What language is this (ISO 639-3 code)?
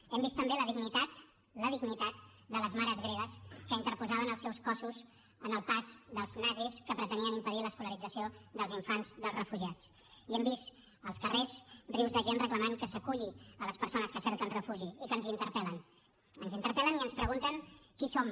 cat